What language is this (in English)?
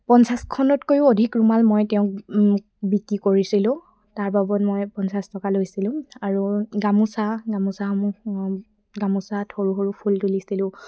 Assamese